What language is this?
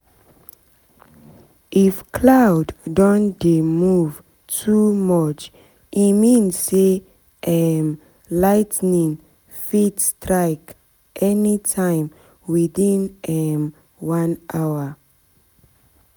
Nigerian Pidgin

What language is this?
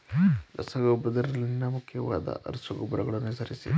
Kannada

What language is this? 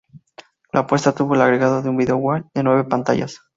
Spanish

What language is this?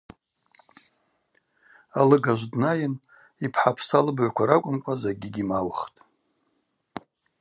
Abaza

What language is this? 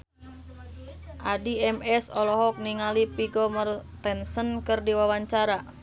Sundanese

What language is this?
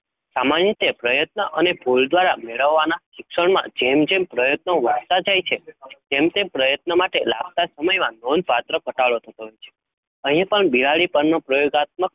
Gujarati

